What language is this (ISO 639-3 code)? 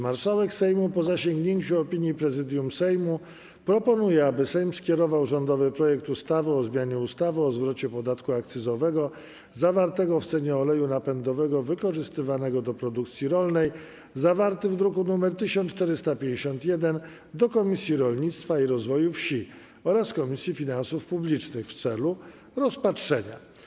pol